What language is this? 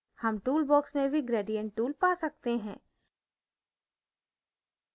Hindi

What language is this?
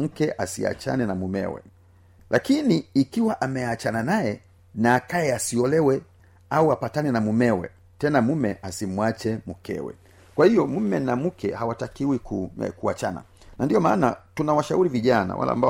Swahili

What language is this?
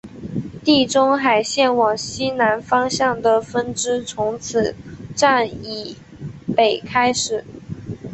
Chinese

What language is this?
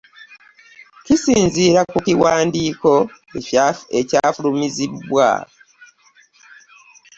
Ganda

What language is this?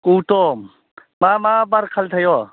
Bodo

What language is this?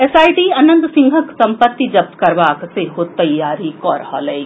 Maithili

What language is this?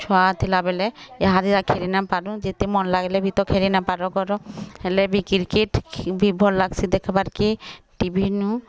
Odia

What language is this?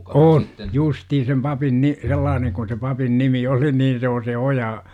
Finnish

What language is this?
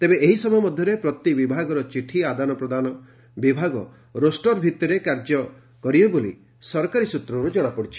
Odia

